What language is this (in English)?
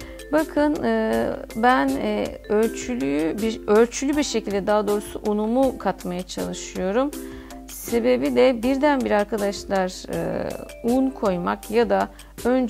Turkish